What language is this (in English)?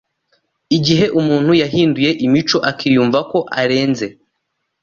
Kinyarwanda